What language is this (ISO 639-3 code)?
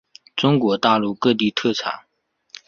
zho